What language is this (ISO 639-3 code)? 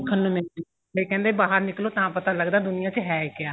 pan